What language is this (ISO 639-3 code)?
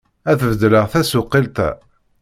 kab